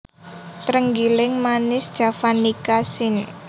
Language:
Javanese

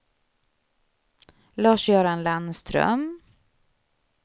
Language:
Swedish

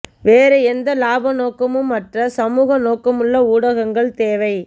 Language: Tamil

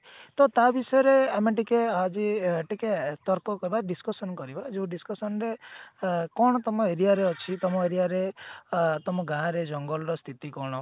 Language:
Odia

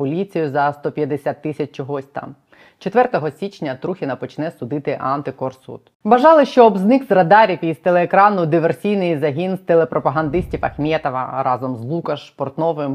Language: Ukrainian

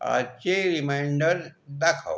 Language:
Marathi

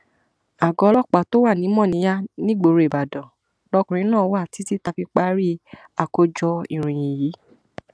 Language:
Yoruba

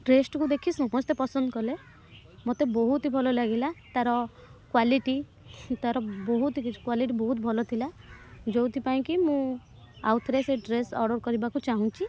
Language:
Odia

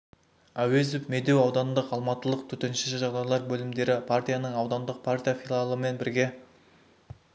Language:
Kazakh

